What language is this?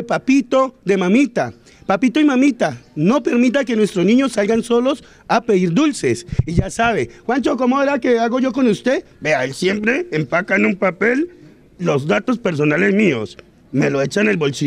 Spanish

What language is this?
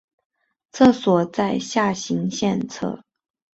Chinese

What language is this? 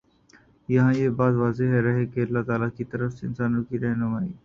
Urdu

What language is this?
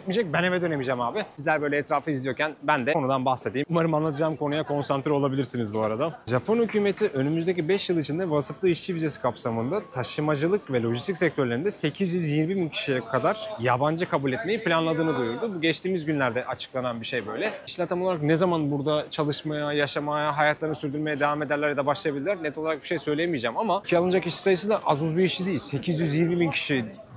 Turkish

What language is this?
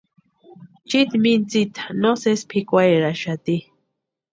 Western Highland Purepecha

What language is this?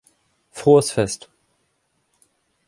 German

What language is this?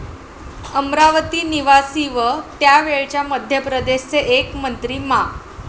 Marathi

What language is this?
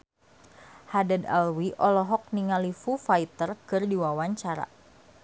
Sundanese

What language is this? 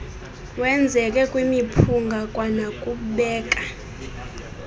Xhosa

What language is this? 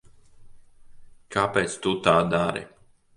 Latvian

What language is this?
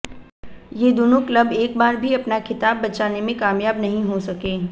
Hindi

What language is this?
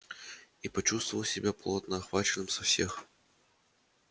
Russian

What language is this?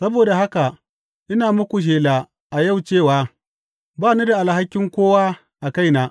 Hausa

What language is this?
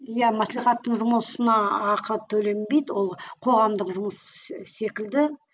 Kazakh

